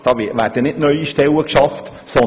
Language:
Swiss German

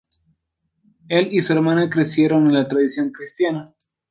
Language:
Spanish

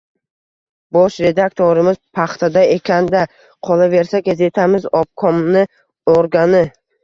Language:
Uzbek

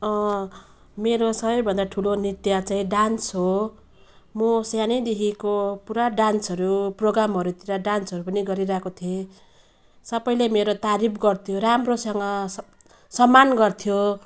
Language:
Nepali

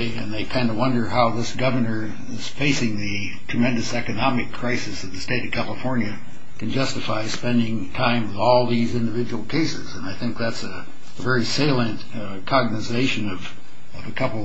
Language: English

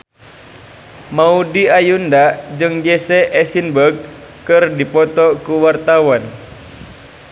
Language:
Sundanese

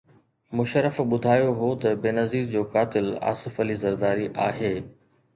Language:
Sindhi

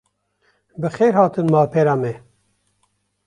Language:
Kurdish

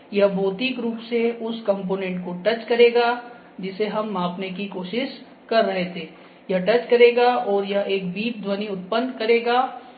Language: Hindi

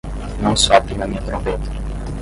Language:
Portuguese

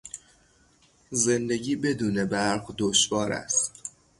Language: Persian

